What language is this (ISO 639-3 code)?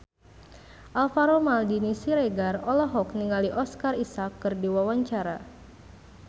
sun